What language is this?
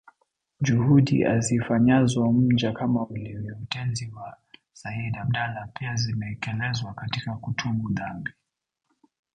Swahili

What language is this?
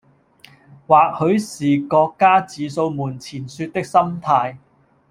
Cantonese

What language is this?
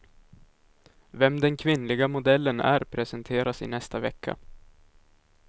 Swedish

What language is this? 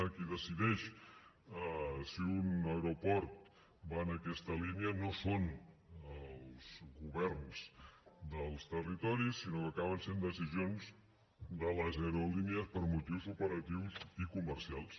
Catalan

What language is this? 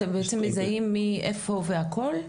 Hebrew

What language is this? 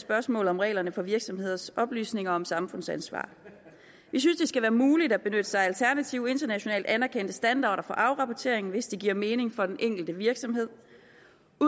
Danish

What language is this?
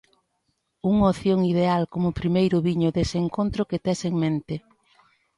Galician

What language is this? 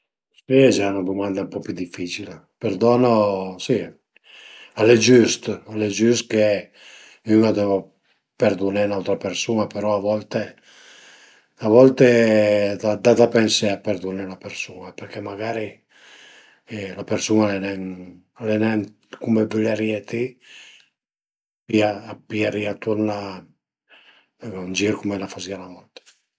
Piedmontese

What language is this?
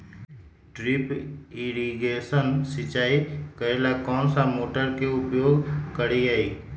Magahi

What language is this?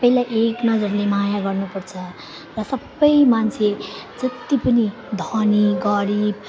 Nepali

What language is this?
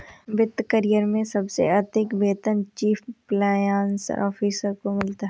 Hindi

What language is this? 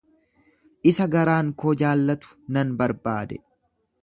Oromo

